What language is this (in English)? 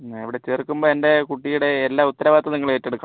Malayalam